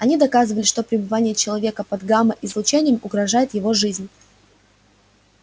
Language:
Russian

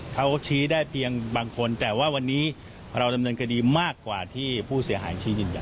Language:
Thai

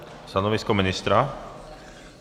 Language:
Czech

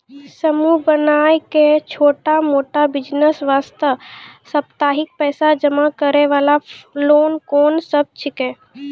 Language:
Maithili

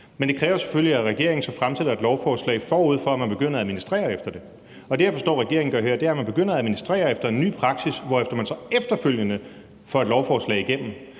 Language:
Danish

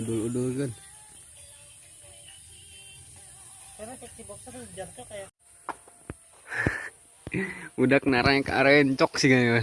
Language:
Indonesian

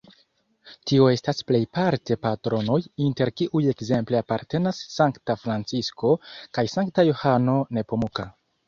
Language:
Esperanto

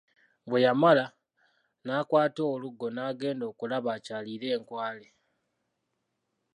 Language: Ganda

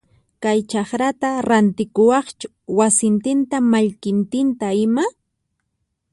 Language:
Puno Quechua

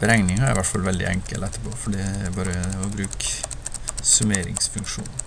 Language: Norwegian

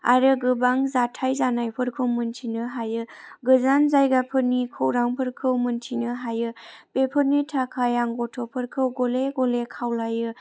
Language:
Bodo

